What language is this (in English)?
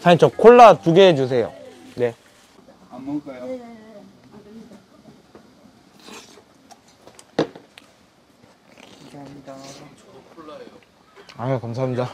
Korean